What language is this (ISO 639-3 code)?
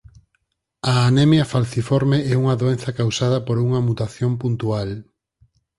glg